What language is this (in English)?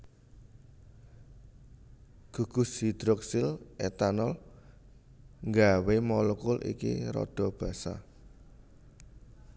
Javanese